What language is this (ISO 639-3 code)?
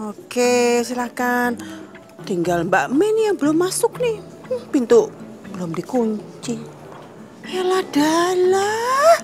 ind